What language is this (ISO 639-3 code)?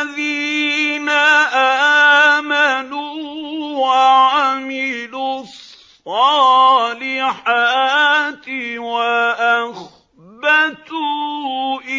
ara